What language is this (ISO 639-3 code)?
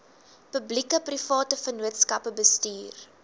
afr